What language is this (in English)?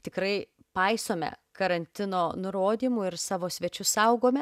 Lithuanian